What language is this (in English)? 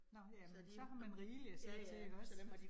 Danish